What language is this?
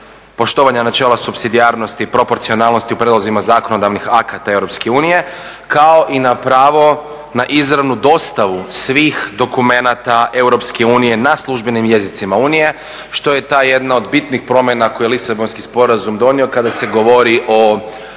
Croatian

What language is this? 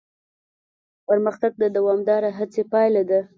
Pashto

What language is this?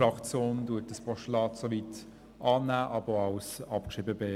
Swiss German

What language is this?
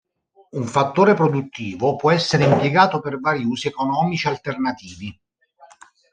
Italian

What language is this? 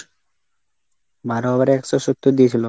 Bangla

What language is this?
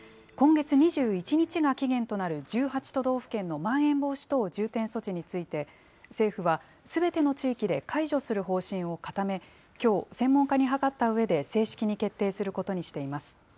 Japanese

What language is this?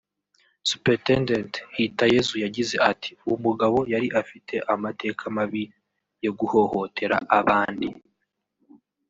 Kinyarwanda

